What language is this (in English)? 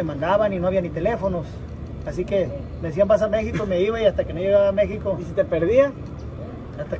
Spanish